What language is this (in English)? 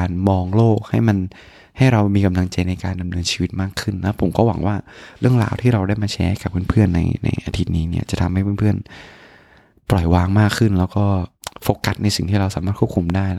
Thai